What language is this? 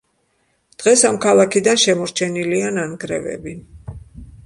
Georgian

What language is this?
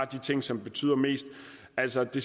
Danish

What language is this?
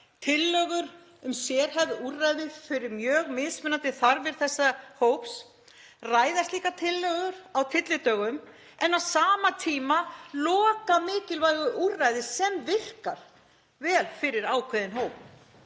Icelandic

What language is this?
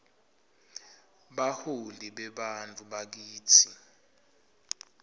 Swati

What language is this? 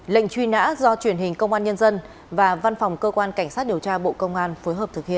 Vietnamese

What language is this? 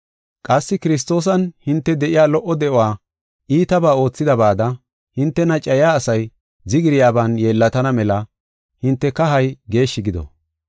Gofa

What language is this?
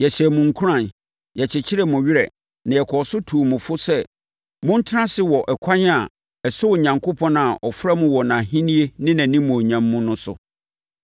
Akan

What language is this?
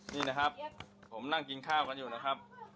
Thai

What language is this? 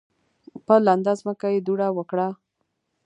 Pashto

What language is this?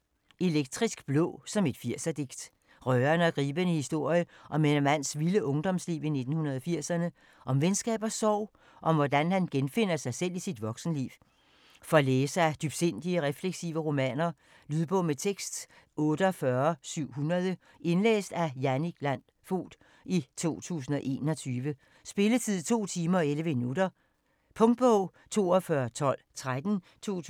Danish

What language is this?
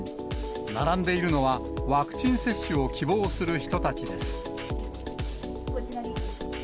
Japanese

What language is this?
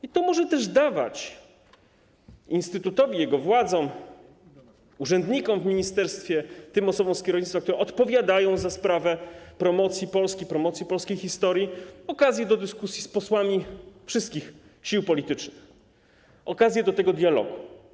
Polish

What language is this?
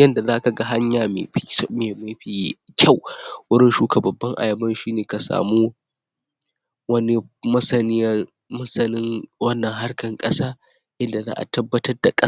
Hausa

